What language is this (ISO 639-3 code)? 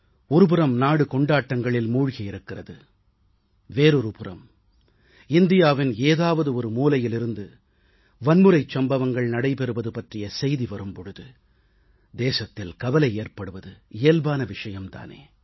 tam